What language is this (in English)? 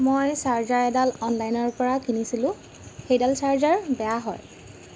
Assamese